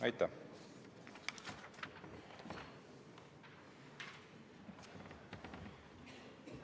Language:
Estonian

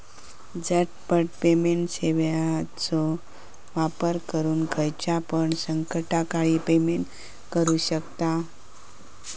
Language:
Marathi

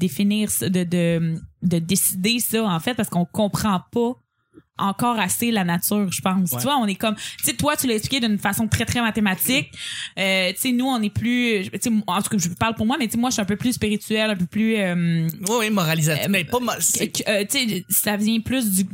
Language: French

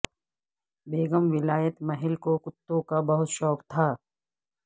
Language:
Urdu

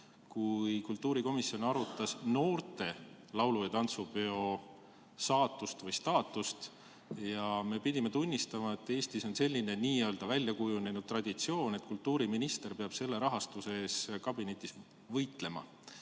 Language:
Estonian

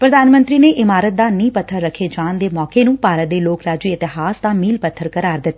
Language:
Punjabi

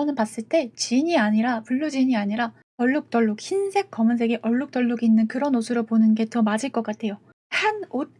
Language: Korean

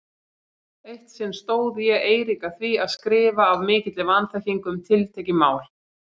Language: Icelandic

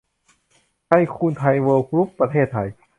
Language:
Thai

